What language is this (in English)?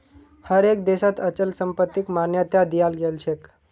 Magahi